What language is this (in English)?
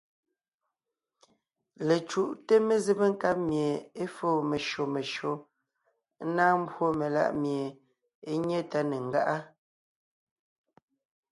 Ngiemboon